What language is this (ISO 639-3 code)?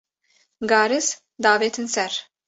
kur